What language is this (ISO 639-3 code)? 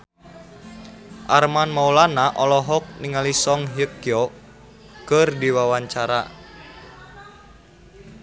sun